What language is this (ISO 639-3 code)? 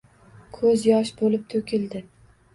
uzb